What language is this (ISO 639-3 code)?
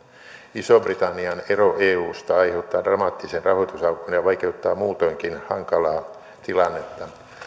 fin